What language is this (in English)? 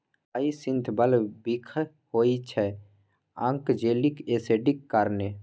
Maithili